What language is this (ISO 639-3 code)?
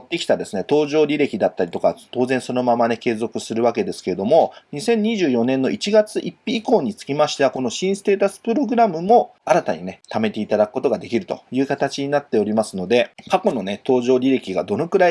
jpn